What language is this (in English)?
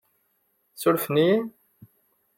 Kabyle